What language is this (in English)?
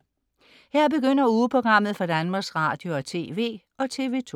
Danish